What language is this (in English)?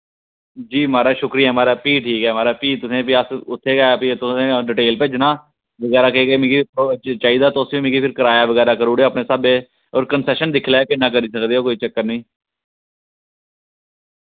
Dogri